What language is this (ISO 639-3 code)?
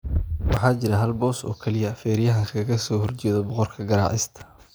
som